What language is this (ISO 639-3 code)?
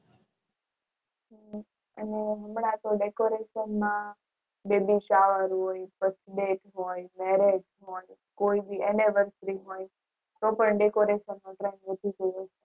guj